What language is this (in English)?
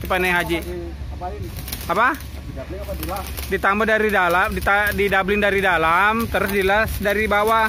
Indonesian